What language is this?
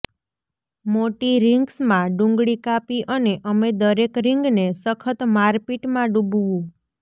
Gujarati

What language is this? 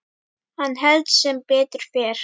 Icelandic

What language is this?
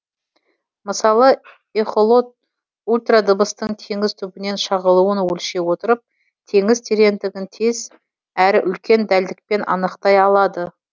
Kazakh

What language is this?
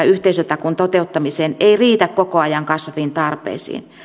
Finnish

